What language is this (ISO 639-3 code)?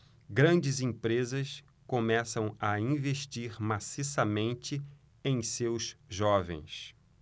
por